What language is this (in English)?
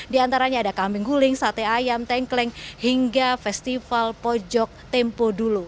Indonesian